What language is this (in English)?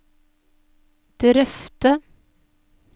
Norwegian